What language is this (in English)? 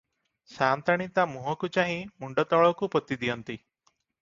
Odia